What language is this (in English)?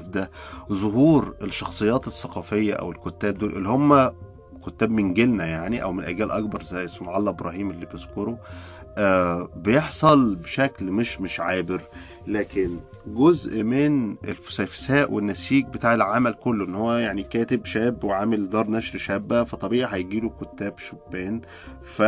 Arabic